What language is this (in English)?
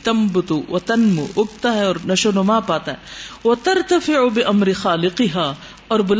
Urdu